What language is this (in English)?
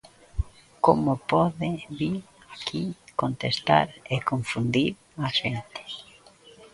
Galician